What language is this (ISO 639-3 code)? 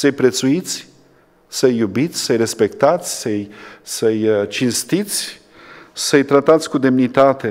ron